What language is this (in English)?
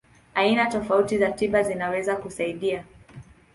Swahili